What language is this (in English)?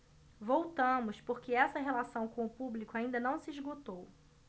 Portuguese